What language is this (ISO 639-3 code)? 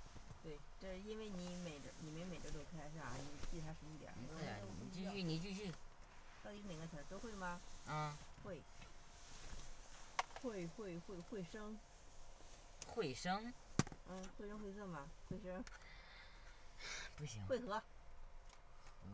zho